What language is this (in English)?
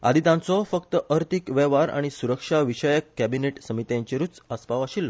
Konkani